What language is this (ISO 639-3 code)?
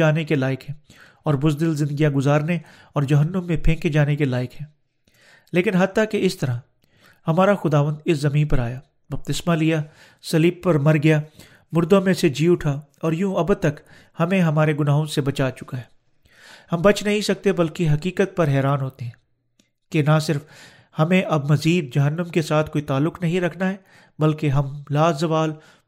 urd